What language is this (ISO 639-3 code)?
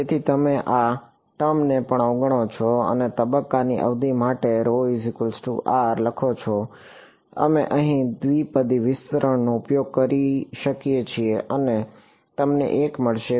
guj